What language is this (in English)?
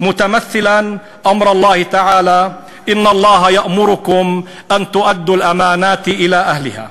Hebrew